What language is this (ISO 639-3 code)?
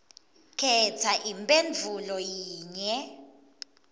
ssw